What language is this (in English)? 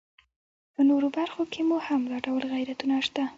Pashto